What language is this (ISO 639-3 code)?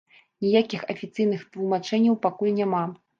bel